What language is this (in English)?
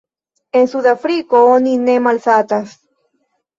Esperanto